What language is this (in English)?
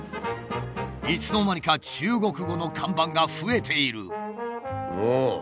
Japanese